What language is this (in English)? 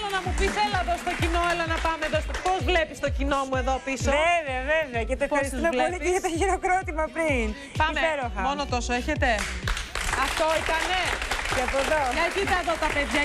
Greek